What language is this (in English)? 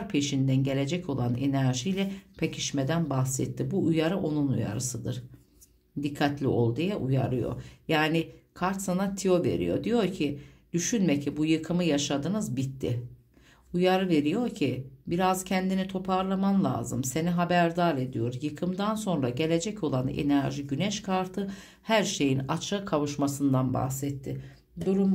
Turkish